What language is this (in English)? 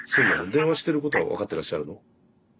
Japanese